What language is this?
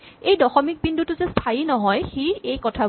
Assamese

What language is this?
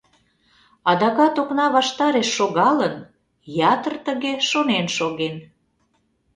Mari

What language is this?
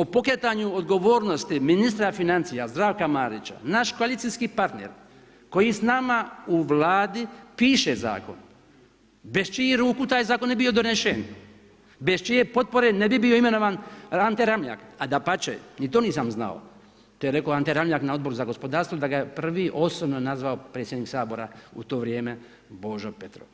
Croatian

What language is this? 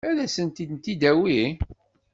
Kabyle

